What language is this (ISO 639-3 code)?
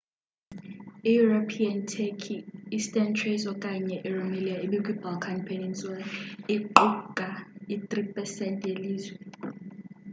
xho